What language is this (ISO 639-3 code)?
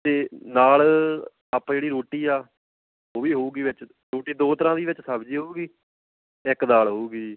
pan